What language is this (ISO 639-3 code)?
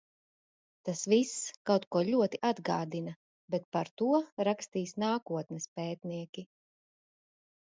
lav